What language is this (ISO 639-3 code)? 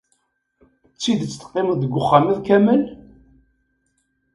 kab